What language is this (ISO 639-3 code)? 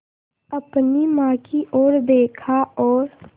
hin